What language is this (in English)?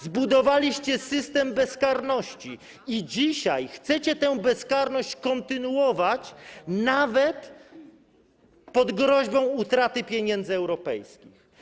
Polish